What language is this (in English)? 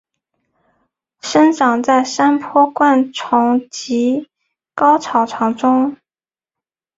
Chinese